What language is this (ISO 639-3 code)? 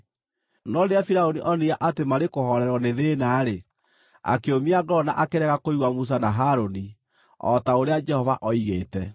kik